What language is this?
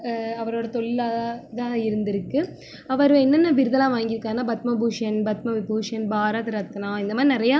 Tamil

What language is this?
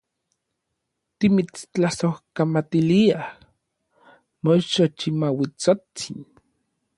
Orizaba Nahuatl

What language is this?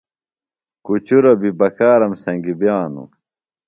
Phalura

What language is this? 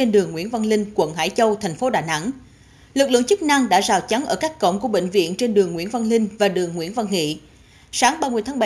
Vietnamese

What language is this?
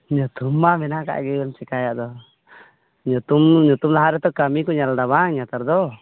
Santali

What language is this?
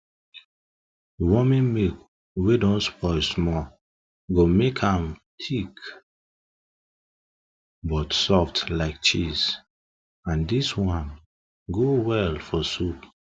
Nigerian Pidgin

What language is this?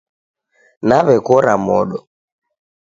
Taita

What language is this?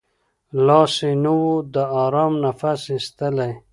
Pashto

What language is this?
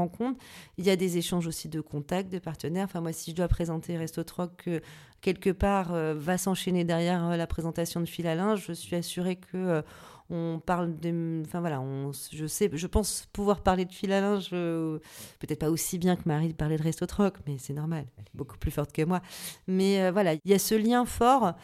French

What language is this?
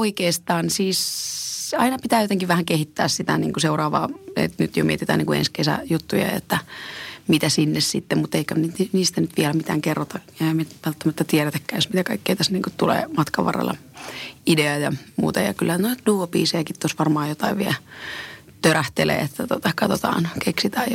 Finnish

